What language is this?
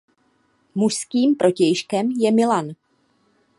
Czech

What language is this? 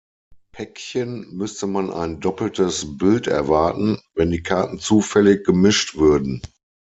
German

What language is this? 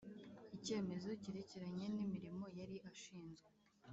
Kinyarwanda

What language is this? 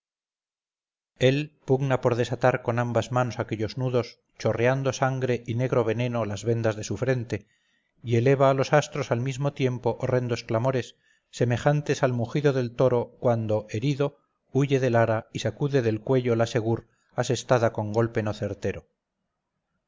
Spanish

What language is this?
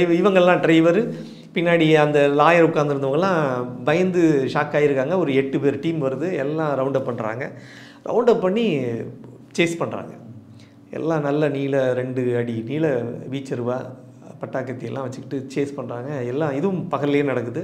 Romanian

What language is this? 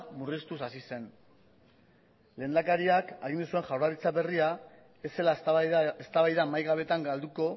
Basque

